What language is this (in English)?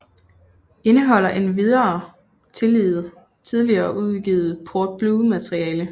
Danish